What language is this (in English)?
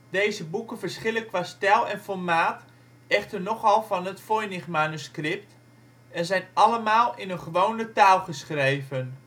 Dutch